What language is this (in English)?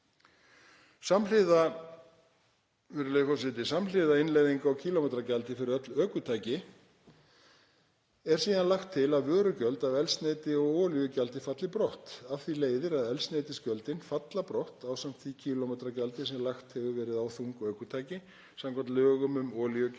Icelandic